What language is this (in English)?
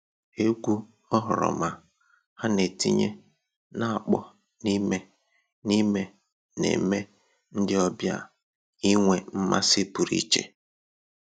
Igbo